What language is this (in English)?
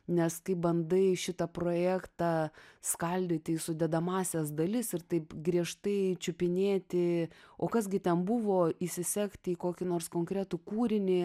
Lithuanian